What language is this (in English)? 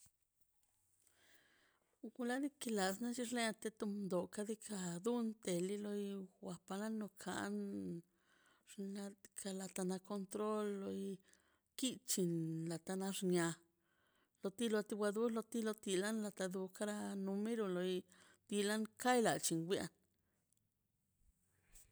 Mazaltepec Zapotec